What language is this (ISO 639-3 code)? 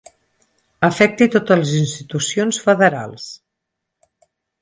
cat